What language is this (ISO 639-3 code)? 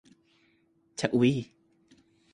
tha